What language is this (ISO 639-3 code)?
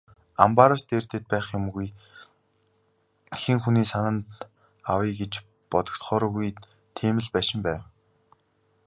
mon